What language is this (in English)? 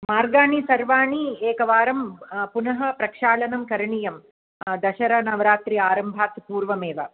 Sanskrit